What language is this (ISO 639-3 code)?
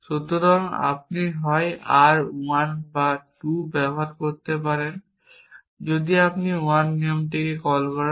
ben